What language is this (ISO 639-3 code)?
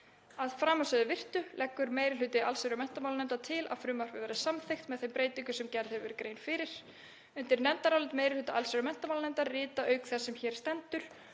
isl